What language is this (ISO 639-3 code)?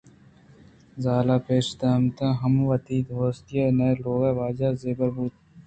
bgp